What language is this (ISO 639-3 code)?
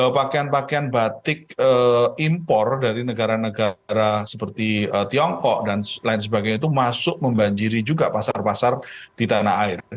ind